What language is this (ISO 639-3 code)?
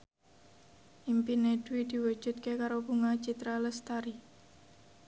jav